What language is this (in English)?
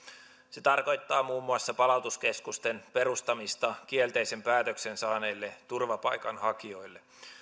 Finnish